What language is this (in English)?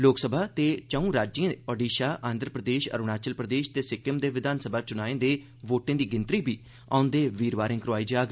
Dogri